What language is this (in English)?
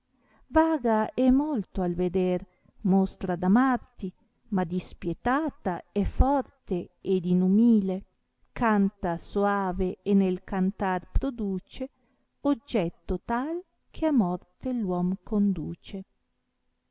Italian